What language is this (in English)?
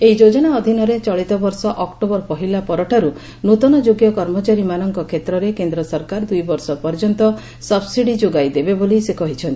Odia